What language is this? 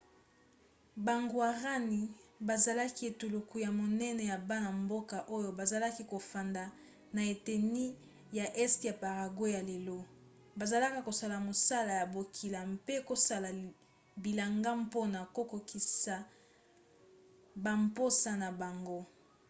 Lingala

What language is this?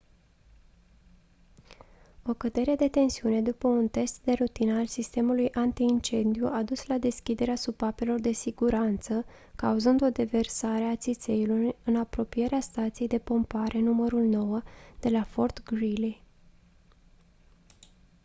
Romanian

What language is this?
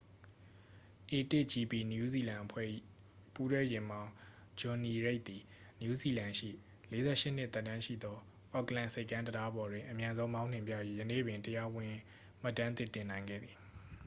Burmese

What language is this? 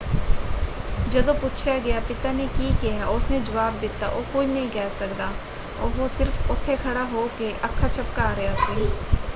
Punjabi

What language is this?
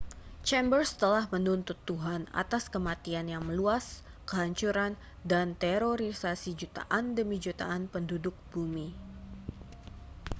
Indonesian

